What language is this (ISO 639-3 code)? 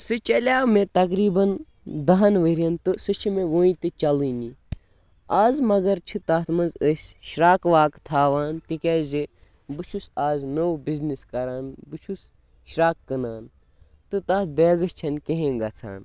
kas